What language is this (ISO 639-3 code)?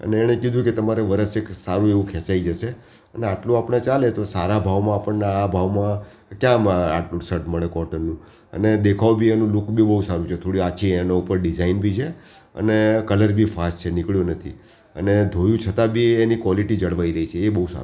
guj